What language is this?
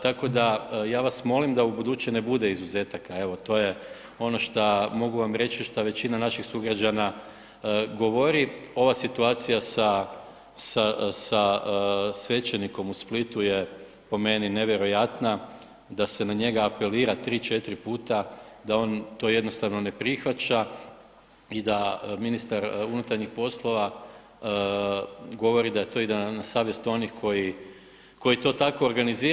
Croatian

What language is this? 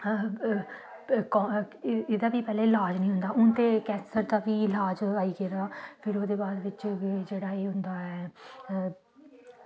Dogri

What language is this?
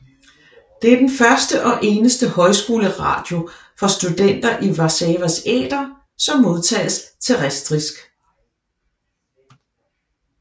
Danish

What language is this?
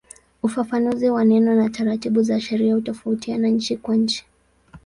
Swahili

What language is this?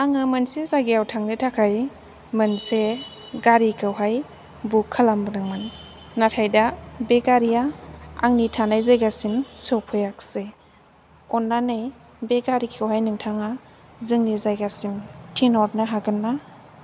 Bodo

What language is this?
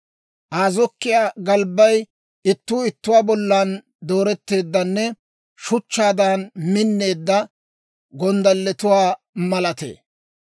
Dawro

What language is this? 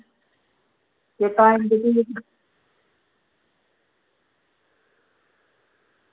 Dogri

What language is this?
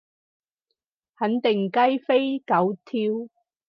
Cantonese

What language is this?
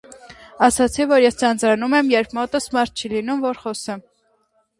Armenian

